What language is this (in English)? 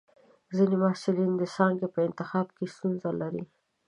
Pashto